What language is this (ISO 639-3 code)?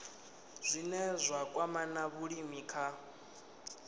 ven